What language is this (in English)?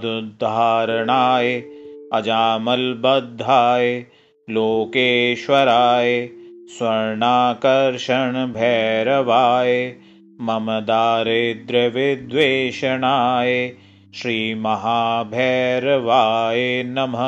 Hindi